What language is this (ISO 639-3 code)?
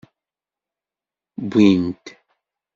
kab